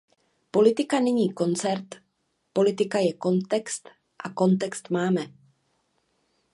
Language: Czech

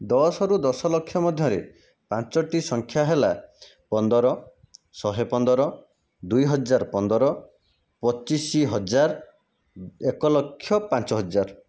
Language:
Odia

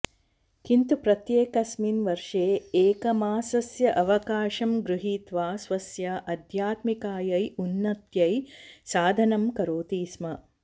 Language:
Sanskrit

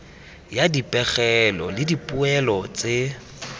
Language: Tswana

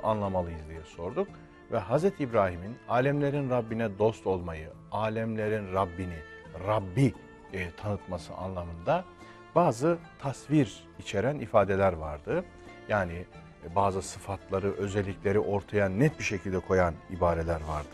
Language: Turkish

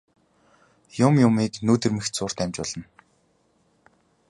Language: Mongolian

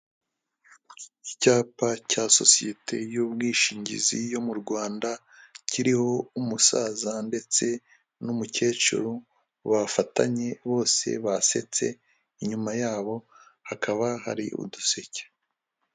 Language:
Kinyarwanda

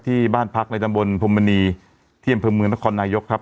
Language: Thai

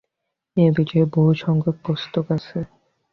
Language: Bangla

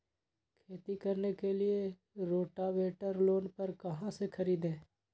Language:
Magahi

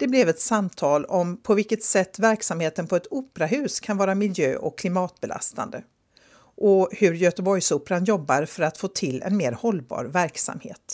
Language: Swedish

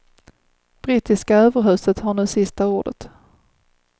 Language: Swedish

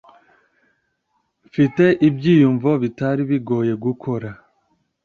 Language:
Kinyarwanda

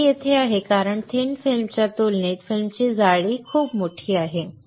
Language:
Marathi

